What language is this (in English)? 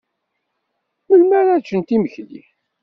Kabyle